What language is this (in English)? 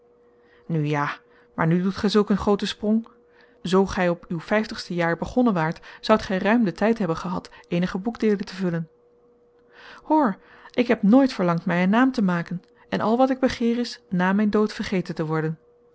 Dutch